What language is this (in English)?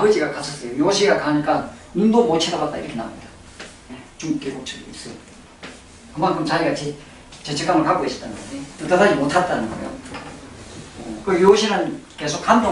Korean